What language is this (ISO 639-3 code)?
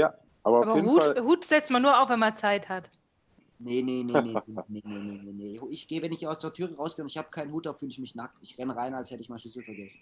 deu